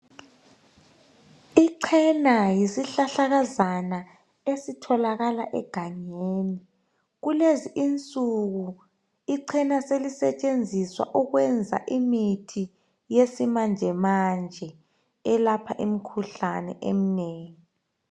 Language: North Ndebele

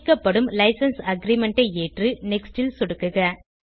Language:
Tamil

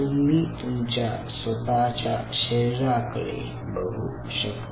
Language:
Marathi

